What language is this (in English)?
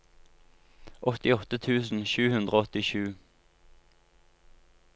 Norwegian